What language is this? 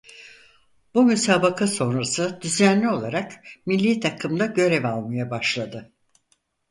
Turkish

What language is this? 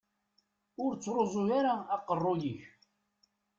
Kabyle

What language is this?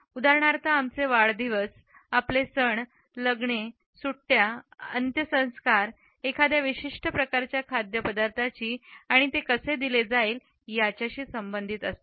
Marathi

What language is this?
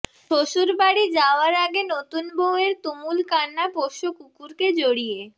Bangla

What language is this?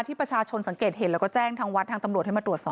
Thai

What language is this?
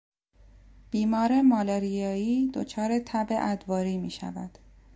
Persian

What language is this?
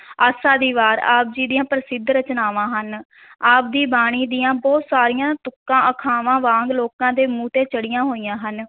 Punjabi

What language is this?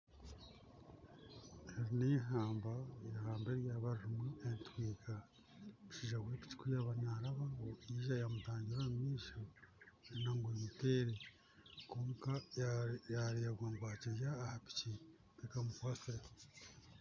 Nyankole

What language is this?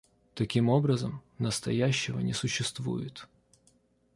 Russian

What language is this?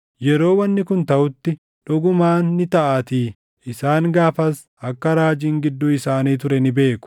Oromo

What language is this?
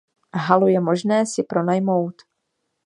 Czech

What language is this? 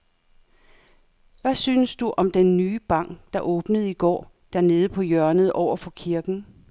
Danish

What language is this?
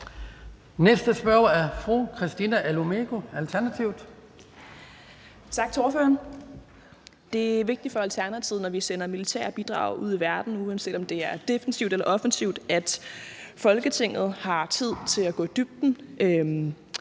Danish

